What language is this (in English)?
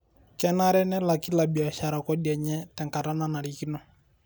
Masai